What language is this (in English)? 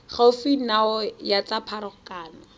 Tswana